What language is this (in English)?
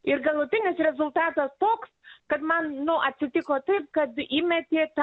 Lithuanian